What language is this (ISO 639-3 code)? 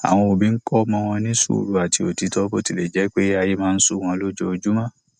yor